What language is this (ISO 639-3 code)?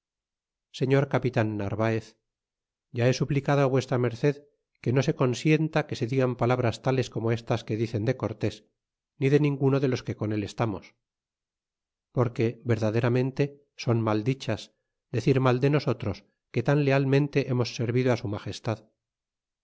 spa